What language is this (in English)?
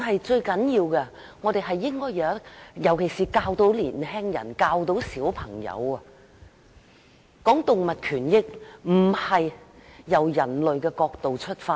Cantonese